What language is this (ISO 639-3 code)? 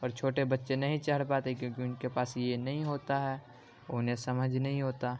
urd